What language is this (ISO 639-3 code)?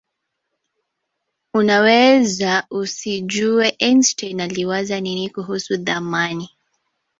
swa